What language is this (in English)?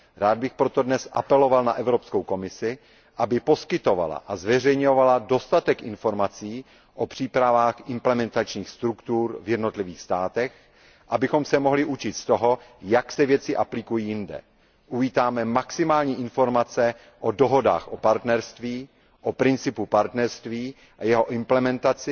Czech